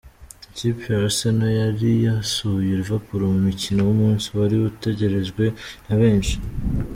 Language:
Kinyarwanda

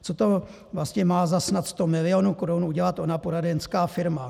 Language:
Czech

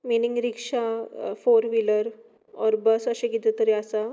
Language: Konkani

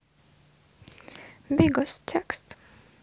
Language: Russian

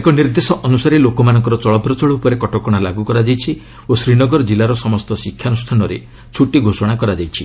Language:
Odia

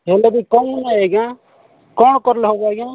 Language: Odia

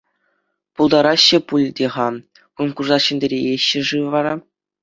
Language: Chuvash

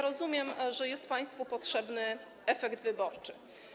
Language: Polish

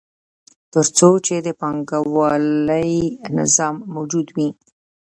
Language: Pashto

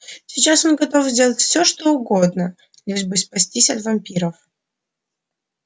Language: Russian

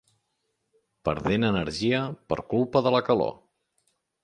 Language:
Catalan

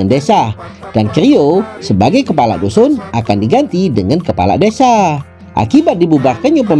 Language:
Indonesian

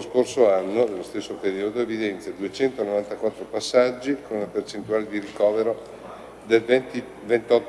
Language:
Italian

